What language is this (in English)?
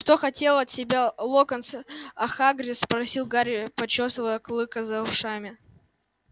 Russian